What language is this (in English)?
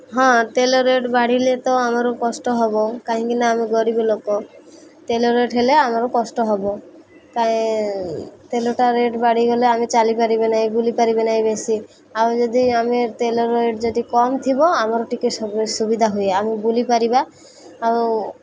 Odia